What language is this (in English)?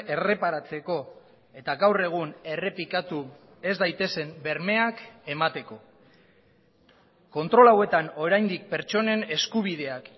Basque